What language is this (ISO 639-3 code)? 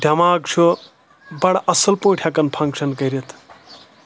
kas